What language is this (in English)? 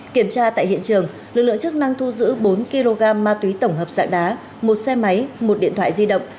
Vietnamese